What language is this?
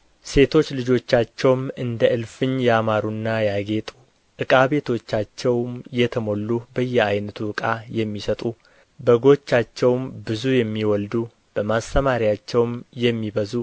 Amharic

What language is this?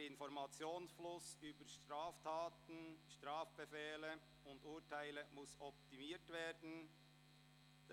Swiss German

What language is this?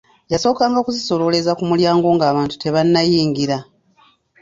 Ganda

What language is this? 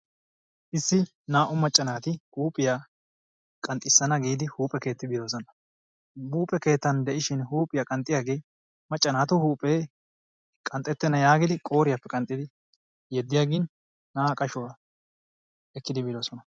Wolaytta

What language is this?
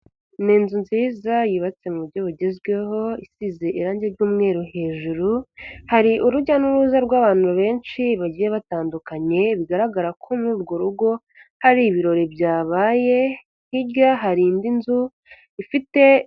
Kinyarwanda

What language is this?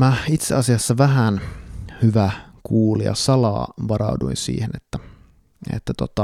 Finnish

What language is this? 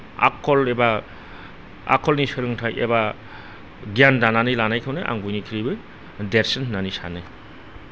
Bodo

